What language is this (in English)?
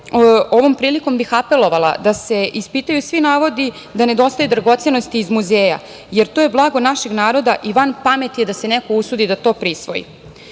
Serbian